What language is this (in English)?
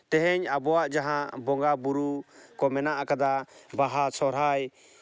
Santali